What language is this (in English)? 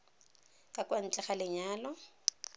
Tswana